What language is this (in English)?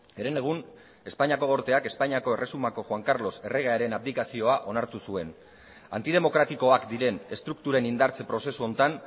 Basque